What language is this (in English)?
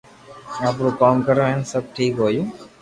Loarki